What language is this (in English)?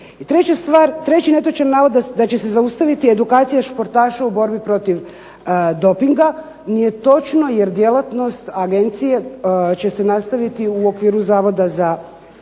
Croatian